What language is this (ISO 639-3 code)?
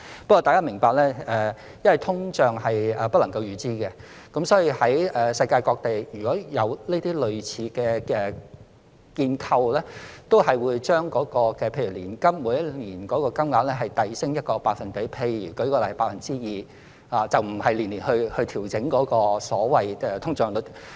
yue